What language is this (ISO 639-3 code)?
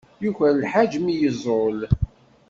kab